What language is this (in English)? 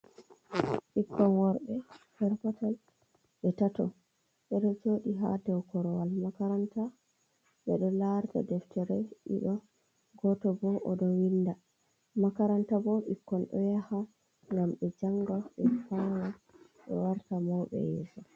Fula